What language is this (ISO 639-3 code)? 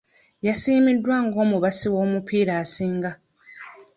lug